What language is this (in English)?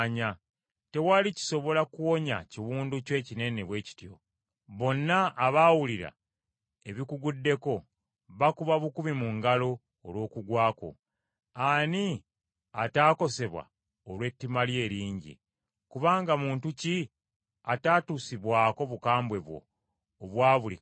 Ganda